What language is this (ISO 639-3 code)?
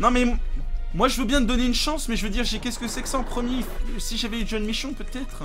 fra